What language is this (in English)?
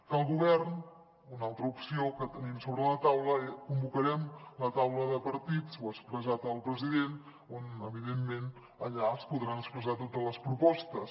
Catalan